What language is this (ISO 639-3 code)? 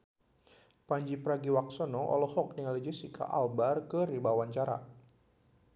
sun